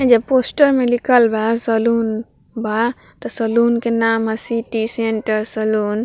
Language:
Bhojpuri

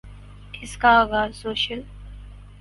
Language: Urdu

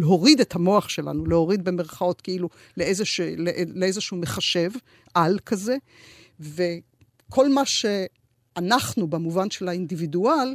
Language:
Hebrew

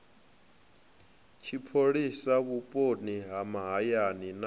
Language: Venda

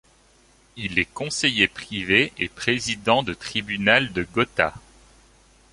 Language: French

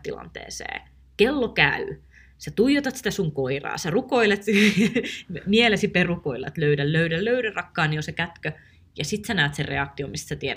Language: Finnish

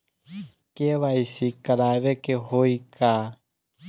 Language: Bhojpuri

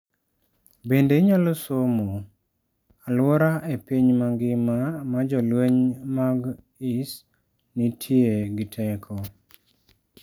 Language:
Luo (Kenya and Tanzania)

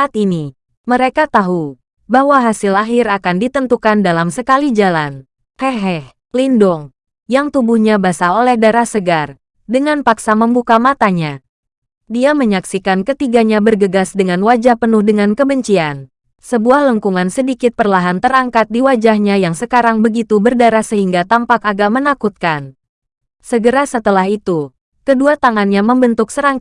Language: Indonesian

